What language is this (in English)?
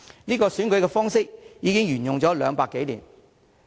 Cantonese